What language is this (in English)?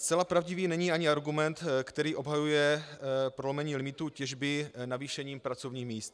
Czech